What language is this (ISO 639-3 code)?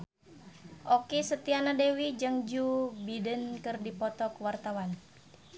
sun